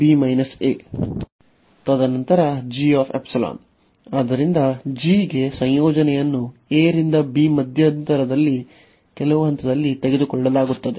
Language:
Kannada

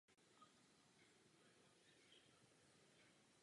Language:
Czech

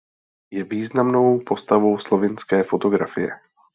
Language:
Czech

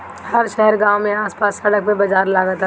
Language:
Bhojpuri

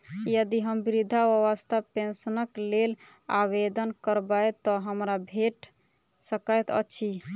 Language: Maithili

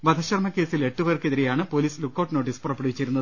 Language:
Malayalam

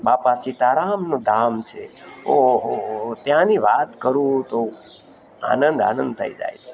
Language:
Gujarati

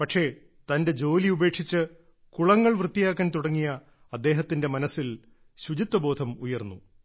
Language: Malayalam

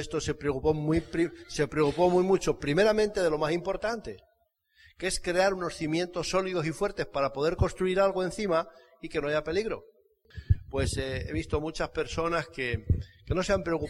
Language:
Spanish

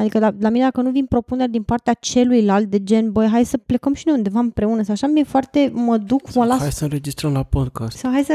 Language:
Romanian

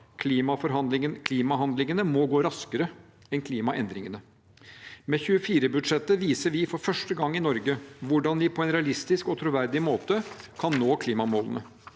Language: Norwegian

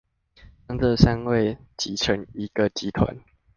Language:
Chinese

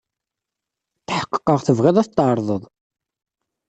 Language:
Kabyle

